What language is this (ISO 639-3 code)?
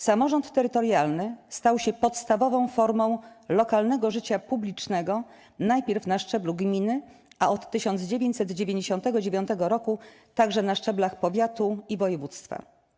pol